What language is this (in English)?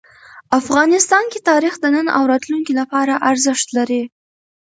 Pashto